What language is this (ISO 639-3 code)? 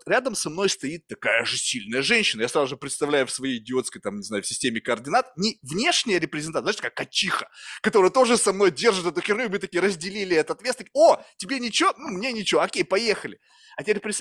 rus